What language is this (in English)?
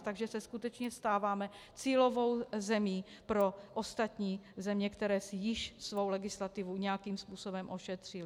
Czech